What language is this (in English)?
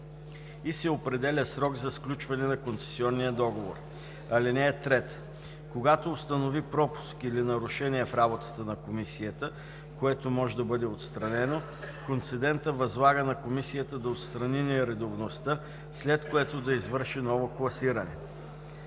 Bulgarian